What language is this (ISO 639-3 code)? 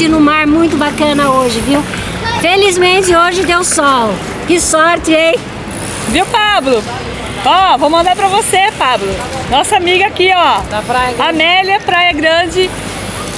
por